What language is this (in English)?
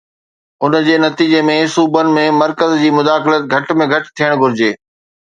Sindhi